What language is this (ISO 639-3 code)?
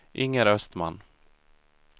swe